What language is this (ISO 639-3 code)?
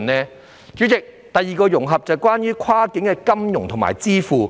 yue